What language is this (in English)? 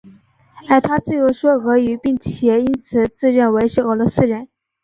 Chinese